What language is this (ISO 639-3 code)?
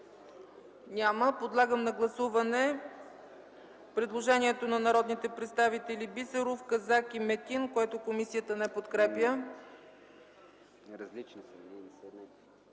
bul